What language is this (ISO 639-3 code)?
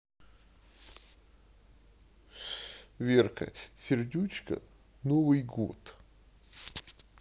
rus